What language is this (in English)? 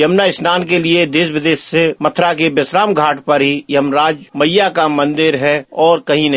Hindi